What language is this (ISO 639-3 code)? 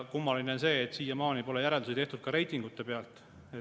est